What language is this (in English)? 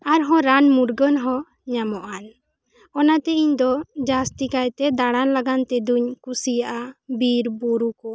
Santali